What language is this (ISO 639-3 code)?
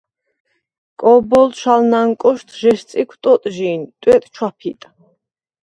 sva